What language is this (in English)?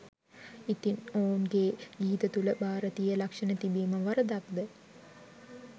Sinhala